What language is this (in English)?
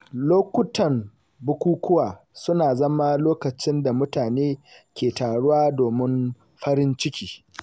Hausa